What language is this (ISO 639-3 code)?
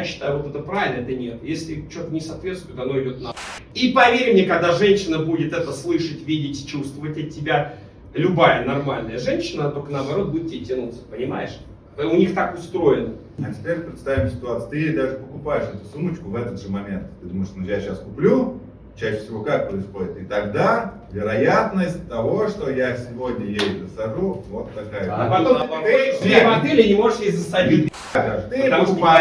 rus